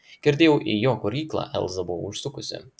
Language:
Lithuanian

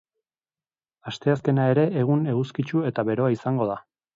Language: Basque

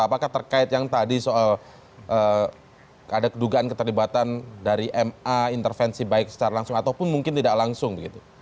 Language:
Indonesian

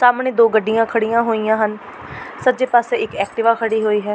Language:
Punjabi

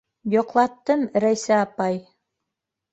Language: Bashkir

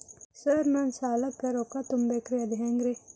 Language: Kannada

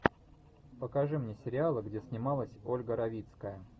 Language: Russian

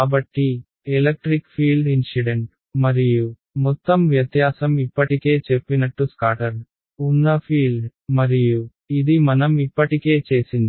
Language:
Telugu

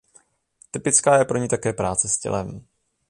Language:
Czech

